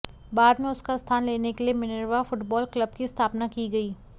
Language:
Hindi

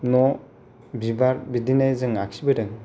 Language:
Bodo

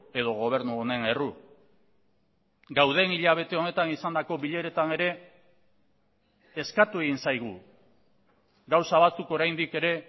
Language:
Basque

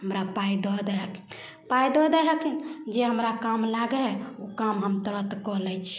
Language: Maithili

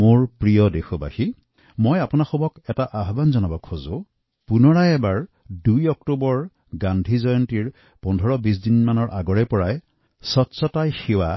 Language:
Assamese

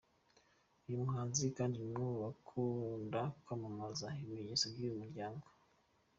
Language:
Kinyarwanda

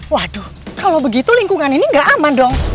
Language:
Indonesian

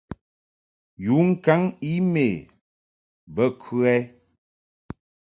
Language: Mungaka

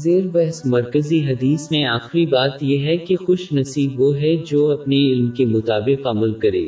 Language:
Urdu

